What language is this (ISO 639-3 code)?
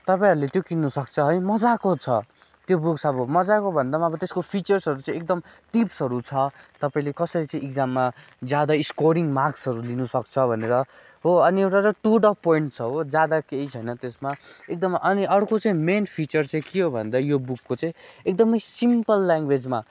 nep